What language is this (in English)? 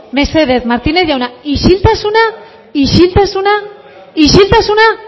Basque